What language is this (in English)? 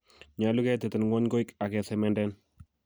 Kalenjin